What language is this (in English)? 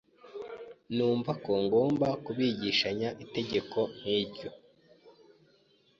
Kinyarwanda